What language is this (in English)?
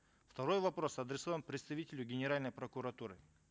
Kazakh